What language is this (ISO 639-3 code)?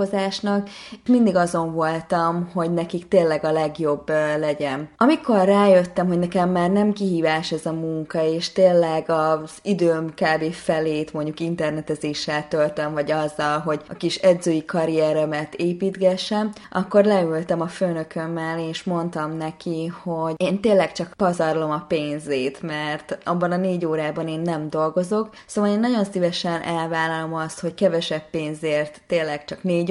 hun